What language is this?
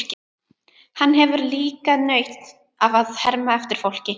Icelandic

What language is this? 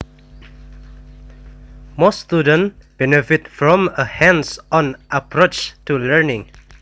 Javanese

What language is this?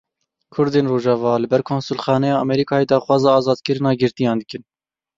Kurdish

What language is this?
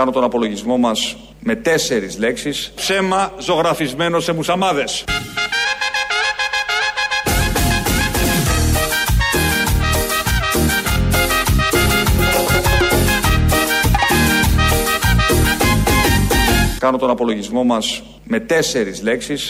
Greek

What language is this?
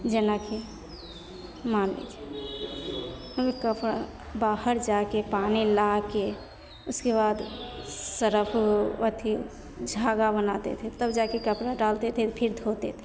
Maithili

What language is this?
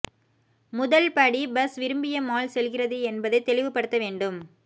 Tamil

